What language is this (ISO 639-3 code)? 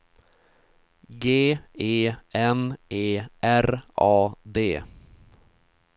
swe